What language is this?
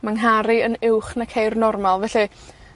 Welsh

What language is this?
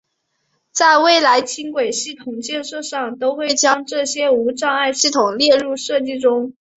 Chinese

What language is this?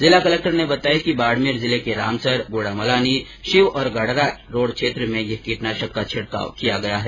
Hindi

